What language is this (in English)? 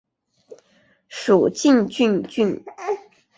Chinese